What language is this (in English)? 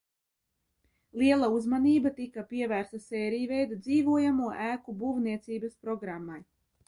Latvian